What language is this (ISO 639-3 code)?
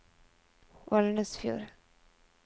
nor